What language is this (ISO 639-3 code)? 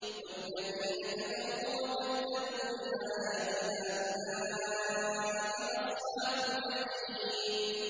ara